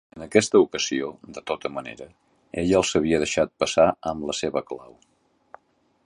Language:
Catalan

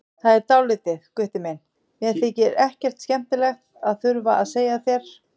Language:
Icelandic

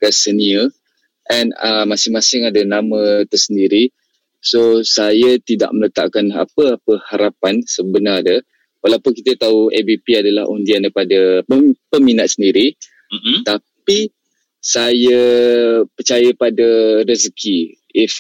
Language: Malay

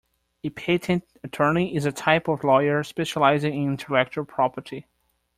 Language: English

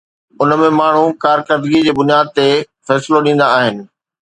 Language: Sindhi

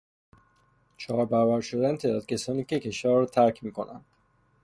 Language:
Persian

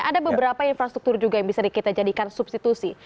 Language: Indonesian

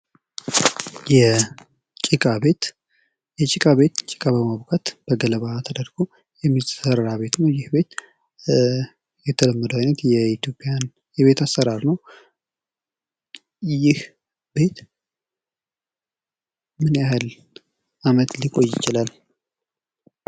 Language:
Amharic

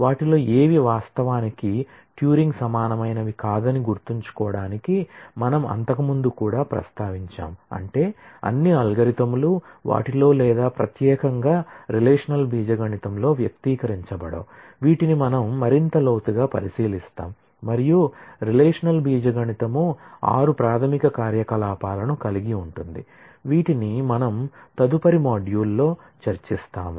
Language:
Telugu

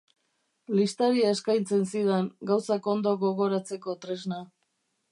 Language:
Basque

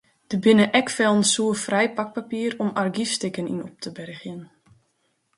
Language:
Western Frisian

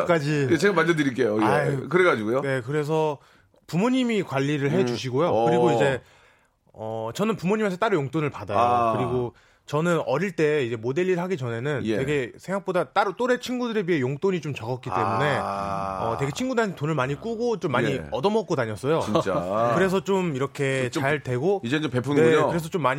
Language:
Korean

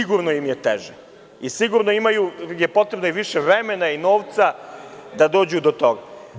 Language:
Serbian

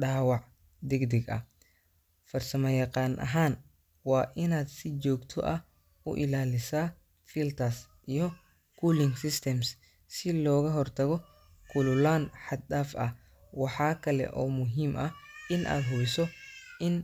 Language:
Somali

